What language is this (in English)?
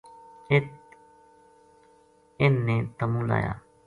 Gujari